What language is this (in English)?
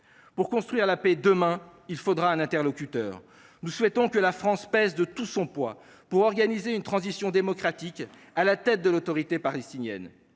French